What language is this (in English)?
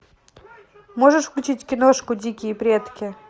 Russian